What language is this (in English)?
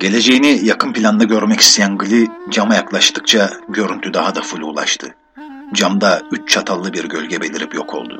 Turkish